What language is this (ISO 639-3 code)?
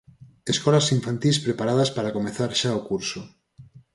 glg